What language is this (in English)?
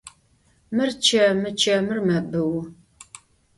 Adyghe